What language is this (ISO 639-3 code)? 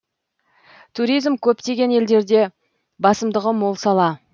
kaz